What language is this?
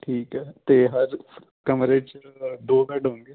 Punjabi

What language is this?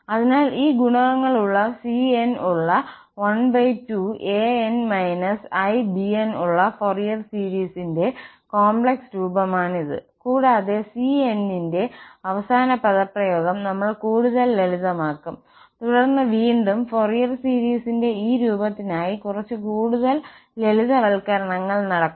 Malayalam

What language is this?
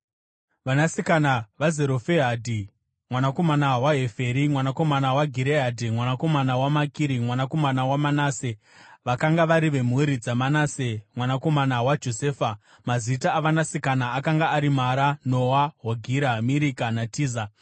Shona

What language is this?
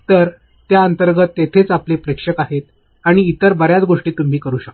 Marathi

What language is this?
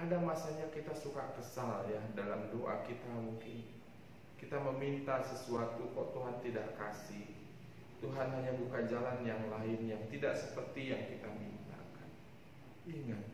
Indonesian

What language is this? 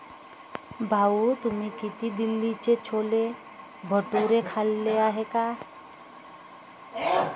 Marathi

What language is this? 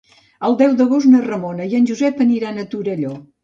Catalan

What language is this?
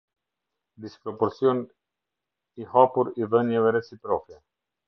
Albanian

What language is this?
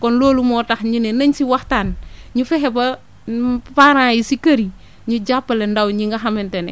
Wolof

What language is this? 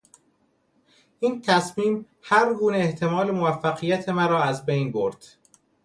Persian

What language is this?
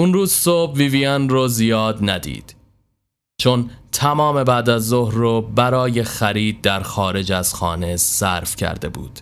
Persian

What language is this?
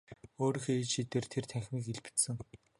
Mongolian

